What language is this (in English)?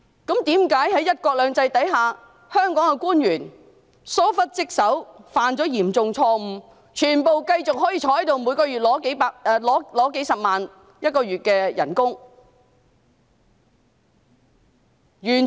Cantonese